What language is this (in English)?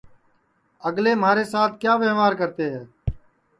Sansi